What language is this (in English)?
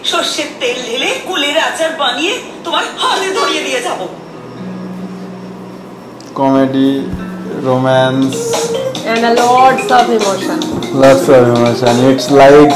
Hindi